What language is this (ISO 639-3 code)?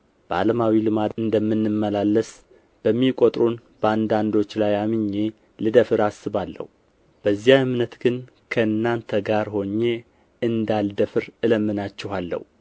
amh